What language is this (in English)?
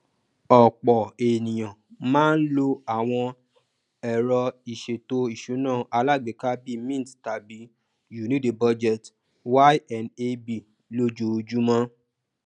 Yoruba